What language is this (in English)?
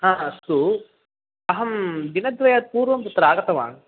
Sanskrit